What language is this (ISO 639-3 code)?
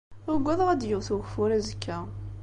kab